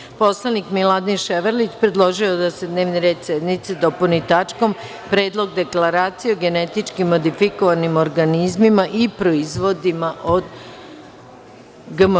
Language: Serbian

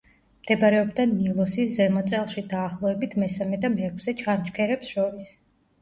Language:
Georgian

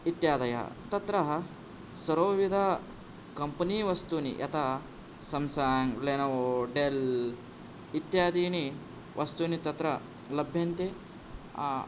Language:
Sanskrit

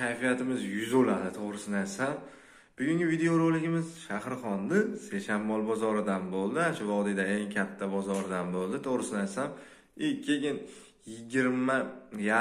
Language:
Turkish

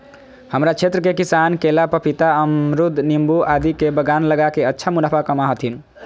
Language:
Magahi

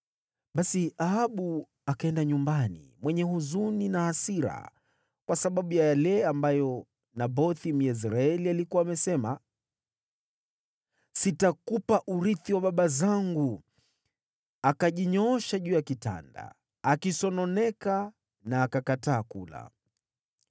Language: Swahili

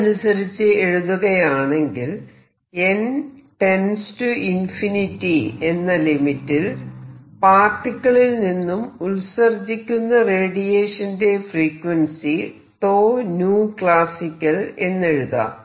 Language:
Malayalam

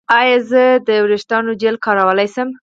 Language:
Pashto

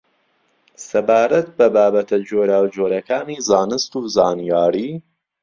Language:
Central Kurdish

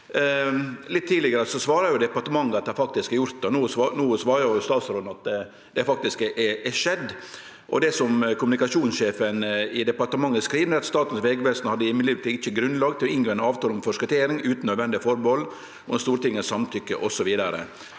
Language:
Norwegian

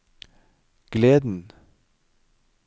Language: Norwegian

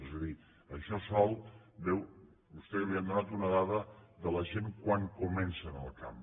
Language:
Catalan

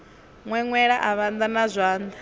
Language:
Venda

